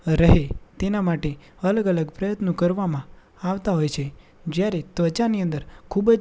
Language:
Gujarati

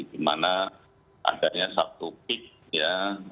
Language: Indonesian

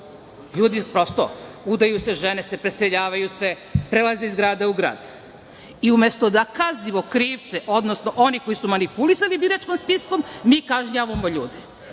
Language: Serbian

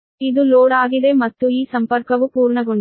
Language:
Kannada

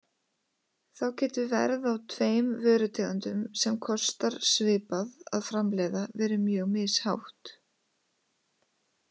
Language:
Icelandic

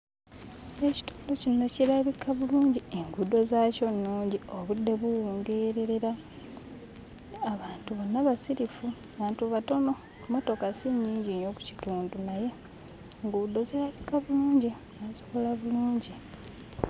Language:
Ganda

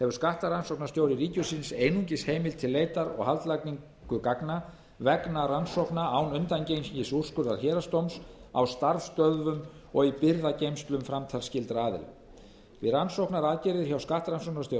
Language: Icelandic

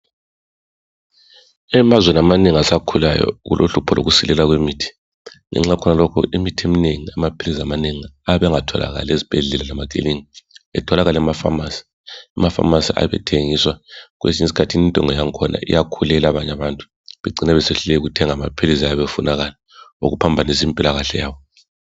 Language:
North Ndebele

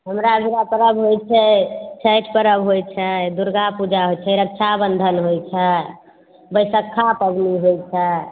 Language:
Maithili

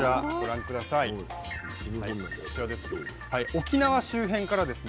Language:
Japanese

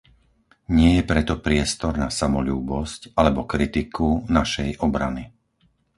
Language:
Slovak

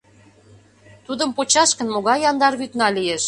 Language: Mari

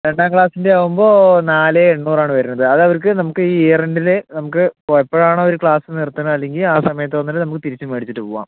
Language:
Malayalam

